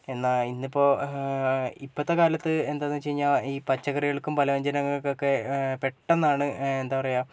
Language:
Malayalam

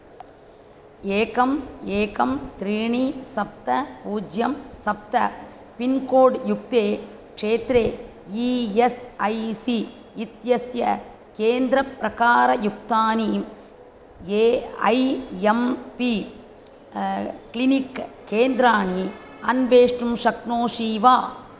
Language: Sanskrit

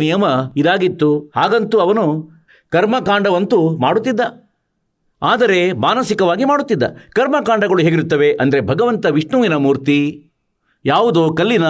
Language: Kannada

